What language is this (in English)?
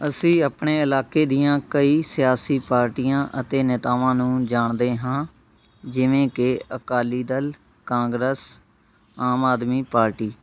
Punjabi